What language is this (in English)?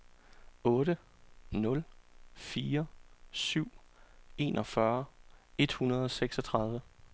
Danish